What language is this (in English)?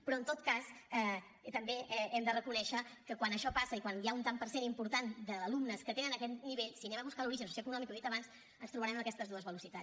Catalan